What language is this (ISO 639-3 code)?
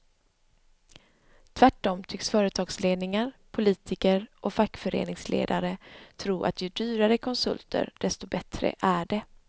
swe